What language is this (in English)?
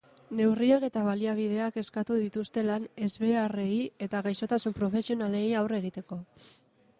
Basque